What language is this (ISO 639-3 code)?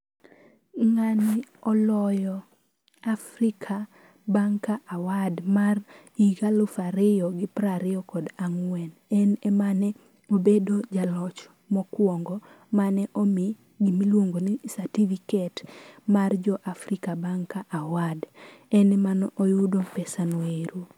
luo